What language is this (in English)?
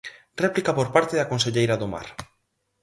Galician